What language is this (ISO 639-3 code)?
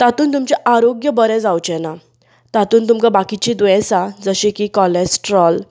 kok